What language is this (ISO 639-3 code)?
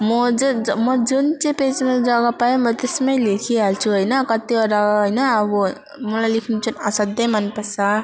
nep